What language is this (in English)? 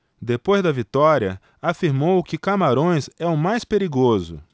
Portuguese